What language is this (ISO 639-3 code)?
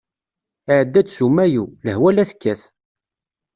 kab